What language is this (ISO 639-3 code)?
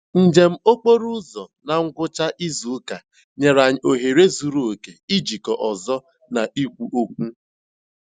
ibo